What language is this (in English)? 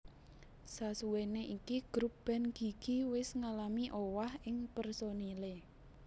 Javanese